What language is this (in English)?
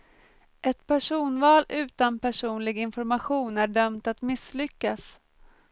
Swedish